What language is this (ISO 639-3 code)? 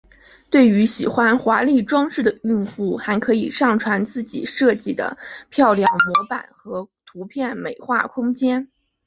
zho